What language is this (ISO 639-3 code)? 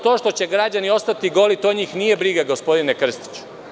srp